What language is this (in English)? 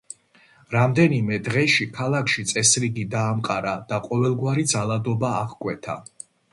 Georgian